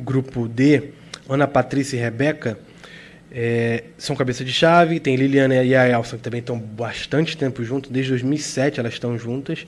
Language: Portuguese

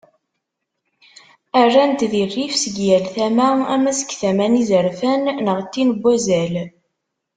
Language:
Kabyle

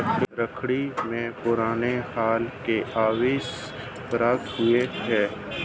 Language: Hindi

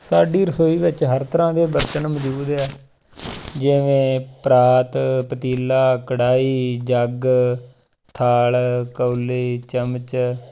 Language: Punjabi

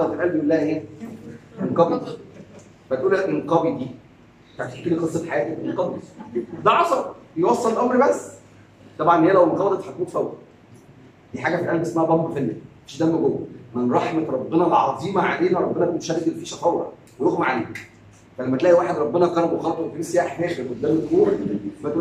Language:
Arabic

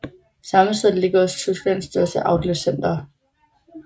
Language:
Danish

